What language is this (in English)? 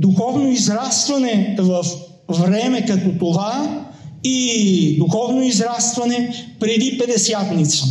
Bulgarian